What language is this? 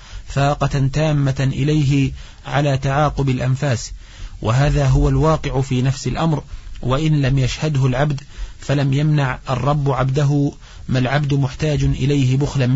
Arabic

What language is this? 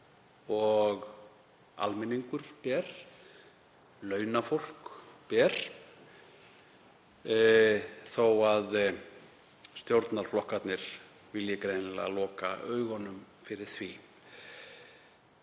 Icelandic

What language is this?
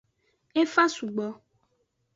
Aja (Benin)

